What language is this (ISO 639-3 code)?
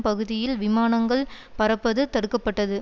tam